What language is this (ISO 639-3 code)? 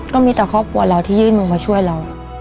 tha